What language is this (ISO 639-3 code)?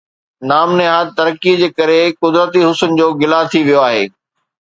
snd